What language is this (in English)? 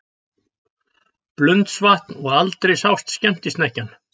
Icelandic